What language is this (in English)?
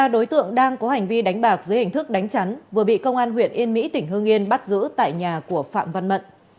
Vietnamese